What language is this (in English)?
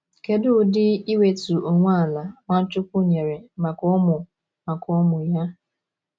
Igbo